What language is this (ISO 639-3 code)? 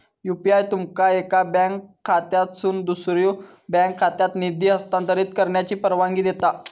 mar